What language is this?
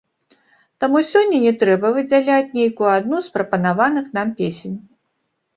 Belarusian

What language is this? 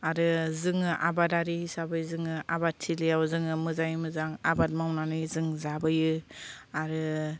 Bodo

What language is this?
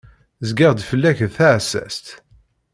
Kabyle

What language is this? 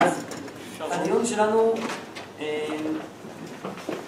Hebrew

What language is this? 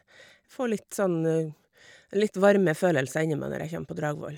Norwegian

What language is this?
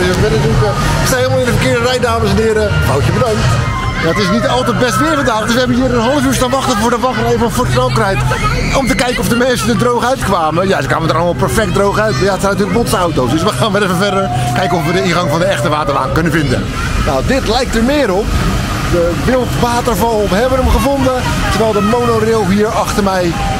Dutch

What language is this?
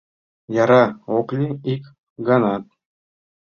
Mari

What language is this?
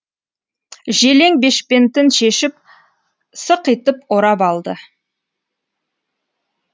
Kazakh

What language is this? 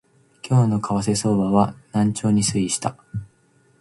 Japanese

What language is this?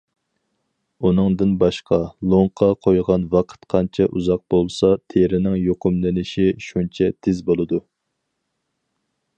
Uyghur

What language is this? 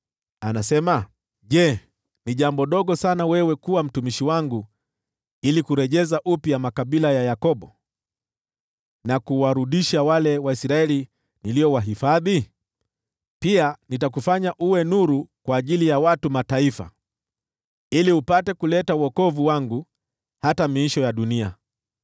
Swahili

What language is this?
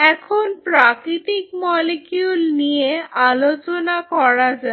Bangla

